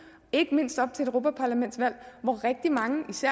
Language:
Danish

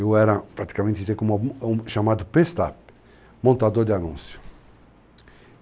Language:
Portuguese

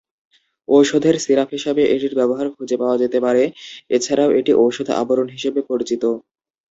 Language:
Bangla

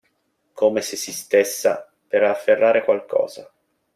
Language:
Italian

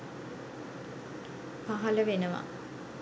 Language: Sinhala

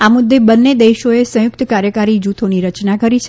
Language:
Gujarati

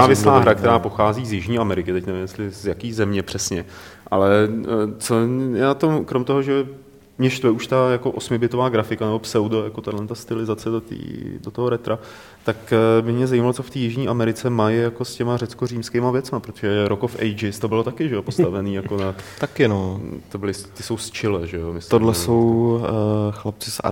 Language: Czech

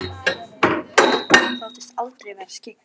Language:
Icelandic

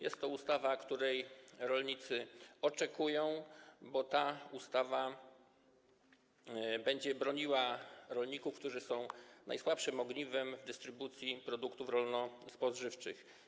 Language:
Polish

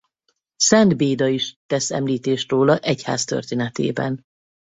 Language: Hungarian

